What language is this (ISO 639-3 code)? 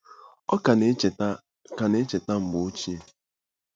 ibo